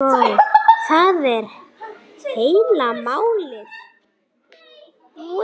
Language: Icelandic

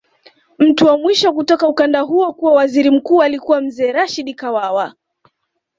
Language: Swahili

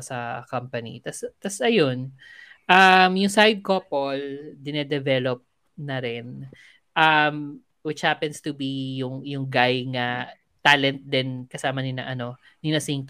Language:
Filipino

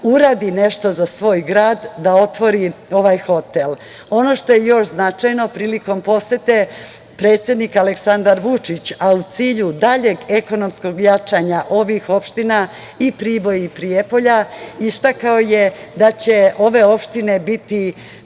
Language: Serbian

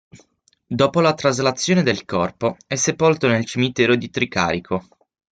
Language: Italian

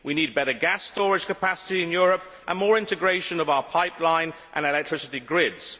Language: English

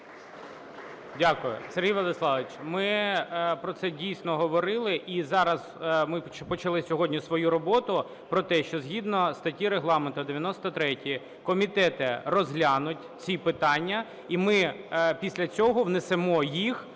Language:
Ukrainian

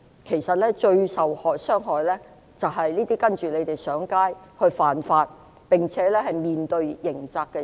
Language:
Cantonese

